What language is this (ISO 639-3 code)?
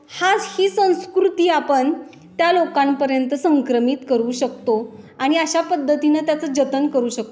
mar